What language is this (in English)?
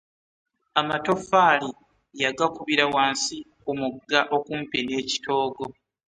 Ganda